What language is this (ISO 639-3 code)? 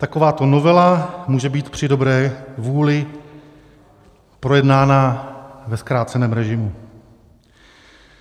ces